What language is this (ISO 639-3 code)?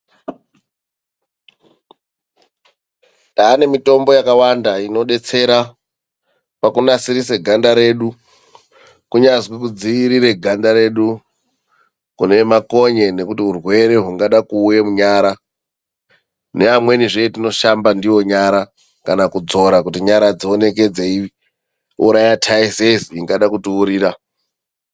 ndc